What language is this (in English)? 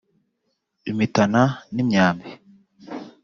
Kinyarwanda